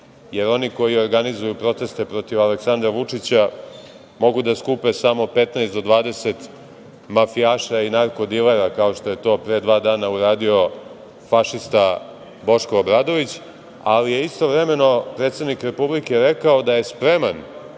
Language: Serbian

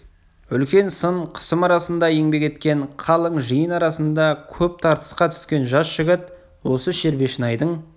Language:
Kazakh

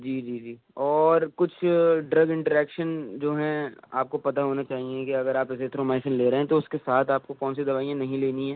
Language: Urdu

